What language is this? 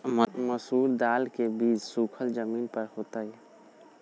Magahi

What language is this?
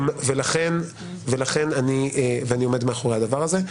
Hebrew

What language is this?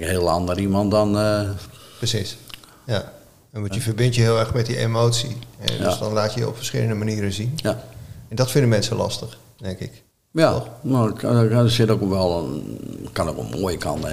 Dutch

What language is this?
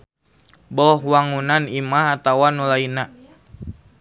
Sundanese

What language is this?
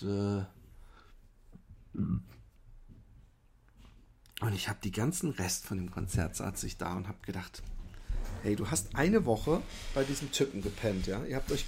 German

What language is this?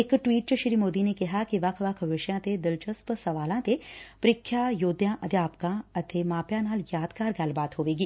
Punjabi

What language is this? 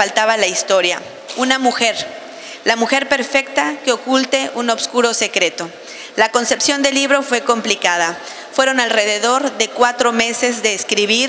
Spanish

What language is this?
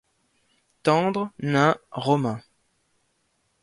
French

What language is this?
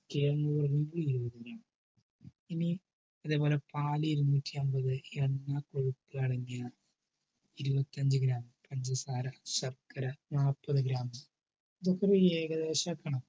Malayalam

